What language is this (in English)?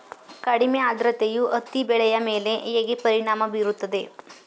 Kannada